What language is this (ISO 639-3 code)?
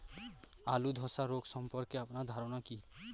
ben